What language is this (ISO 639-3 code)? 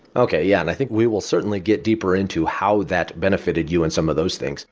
eng